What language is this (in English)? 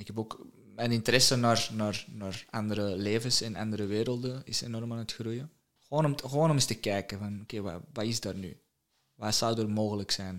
Dutch